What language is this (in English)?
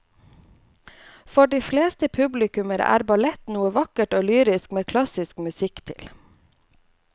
Norwegian